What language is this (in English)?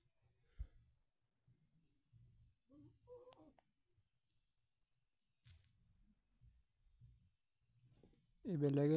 Masai